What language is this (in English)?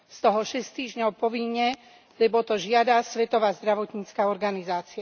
Slovak